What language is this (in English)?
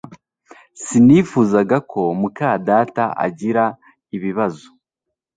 Kinyarwanda